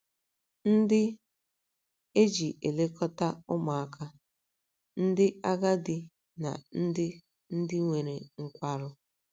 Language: Igbo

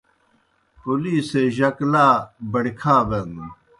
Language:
Kohistani Shina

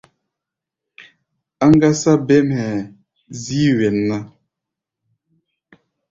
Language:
Gbaya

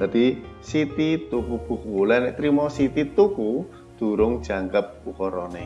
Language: Indonesian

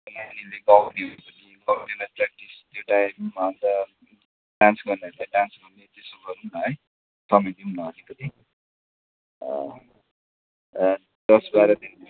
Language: Nepali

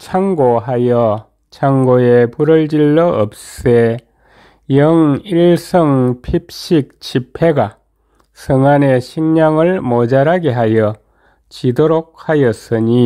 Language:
Korean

